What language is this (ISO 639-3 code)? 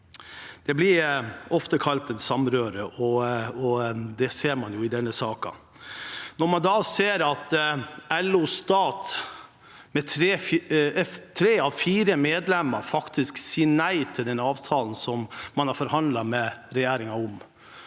nor